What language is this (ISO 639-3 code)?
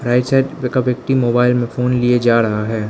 hin